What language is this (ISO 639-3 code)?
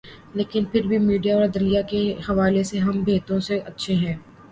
urd